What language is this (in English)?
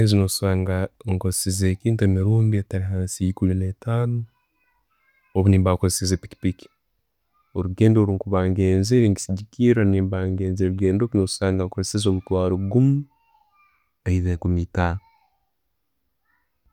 Tooro